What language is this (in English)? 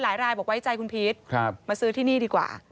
Thai